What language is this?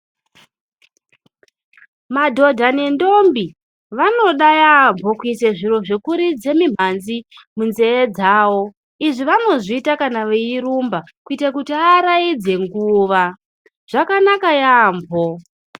Ndau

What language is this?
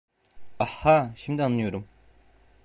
Turkish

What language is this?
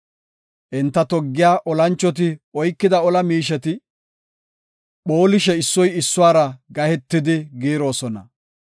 Gofa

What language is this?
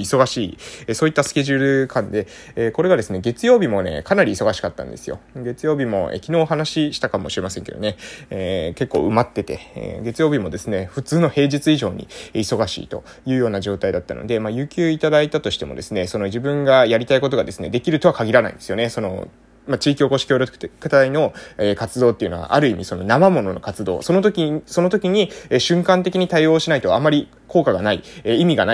Japanese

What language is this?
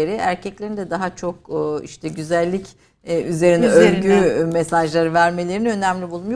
Turkish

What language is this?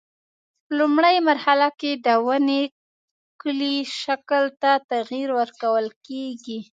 Pashto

